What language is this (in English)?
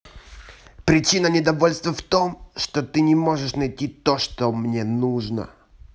Russian